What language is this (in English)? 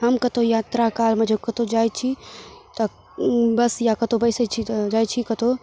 Maithili